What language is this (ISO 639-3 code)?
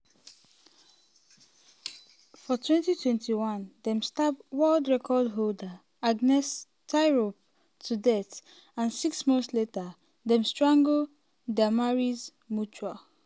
pcm